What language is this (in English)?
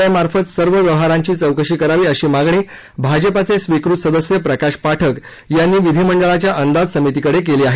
Marathi